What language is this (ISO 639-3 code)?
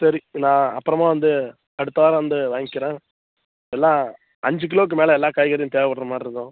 tam